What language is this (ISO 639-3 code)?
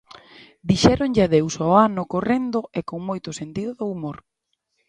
glg